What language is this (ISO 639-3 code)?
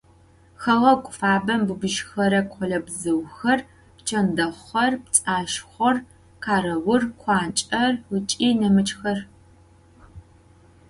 ady